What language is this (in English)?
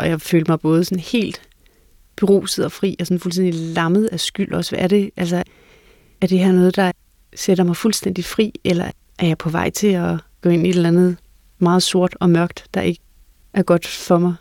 Danish